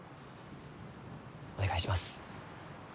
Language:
Japanese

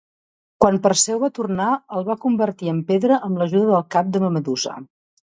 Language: Catalan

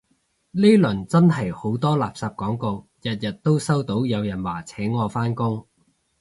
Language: Cantonese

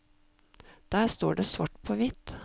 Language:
Norwegian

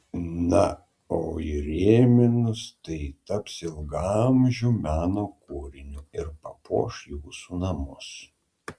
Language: Lithuanian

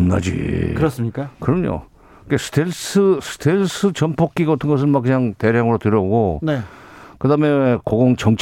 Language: Korean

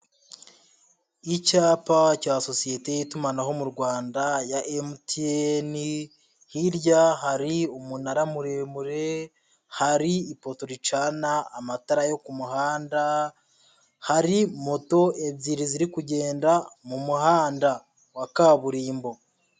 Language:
Kinyarwanda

